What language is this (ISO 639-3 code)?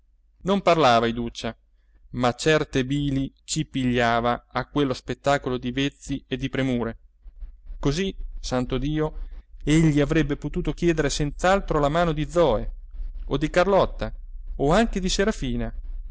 ita